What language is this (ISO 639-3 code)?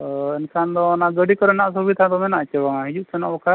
sat